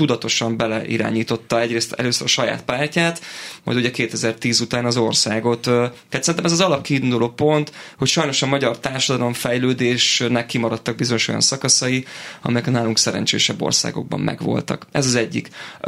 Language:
Hungarian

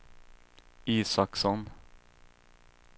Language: Swedish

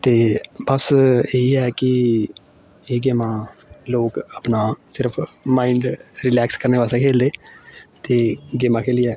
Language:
Dogri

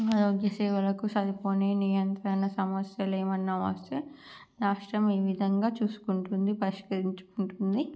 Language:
Telugu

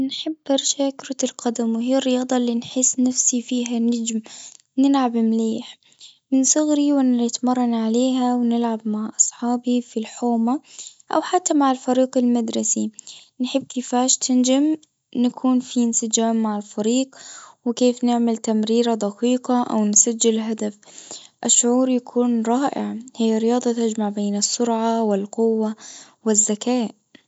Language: Tunisian Arabic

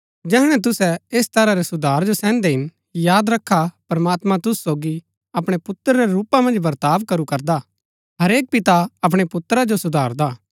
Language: Gaddi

